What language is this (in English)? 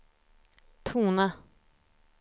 Swedish